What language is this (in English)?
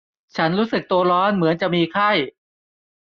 Thai